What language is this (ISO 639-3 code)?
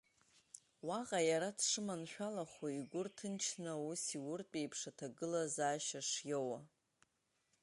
abk